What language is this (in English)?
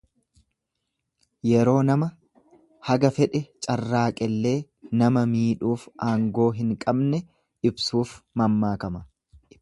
Oromo